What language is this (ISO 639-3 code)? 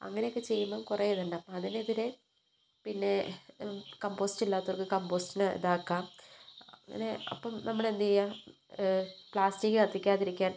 mal